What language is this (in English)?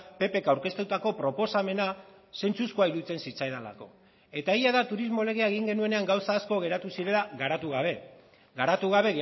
Basque